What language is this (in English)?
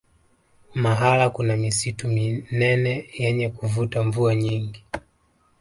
Swahili